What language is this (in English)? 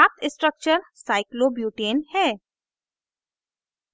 Hindi